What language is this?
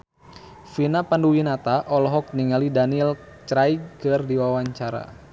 Sundanese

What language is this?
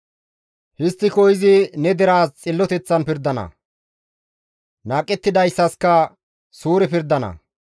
Gamo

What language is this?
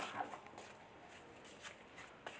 Maithili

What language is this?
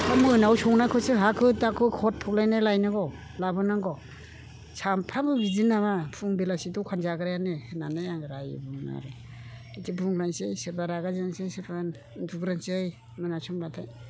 Bodo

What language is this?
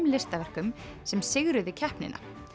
Icelandic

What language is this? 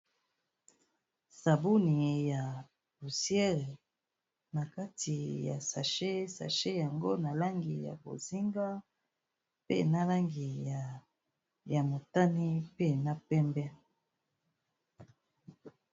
Lingala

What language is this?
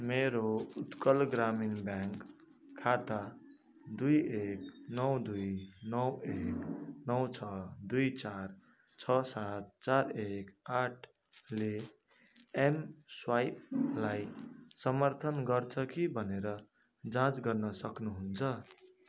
Nepali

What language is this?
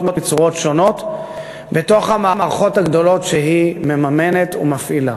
Hebrew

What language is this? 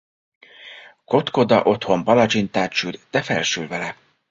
Hungarian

